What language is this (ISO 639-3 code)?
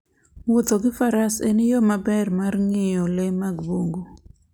luo